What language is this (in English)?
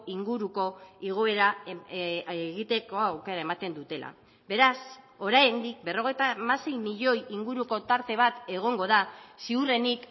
Basque